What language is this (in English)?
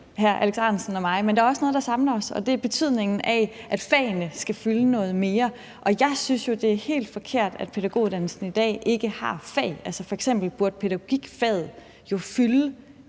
Danish